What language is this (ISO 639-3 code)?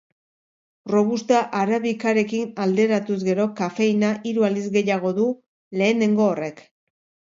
eus